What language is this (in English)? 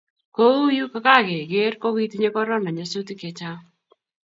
Kalenjin